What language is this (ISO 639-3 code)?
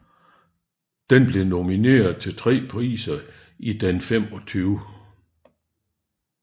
dan